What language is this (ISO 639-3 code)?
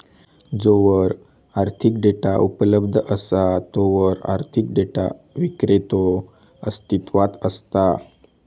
mar